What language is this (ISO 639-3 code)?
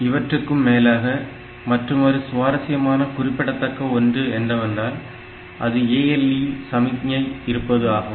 tam